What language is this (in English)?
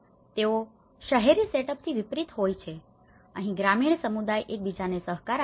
Gujarati